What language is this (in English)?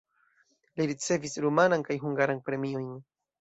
Esperanto